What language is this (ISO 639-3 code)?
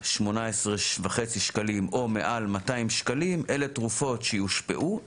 heb